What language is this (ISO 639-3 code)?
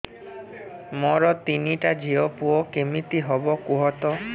ori